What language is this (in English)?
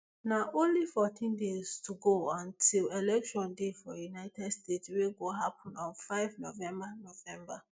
Nigerian Pidgin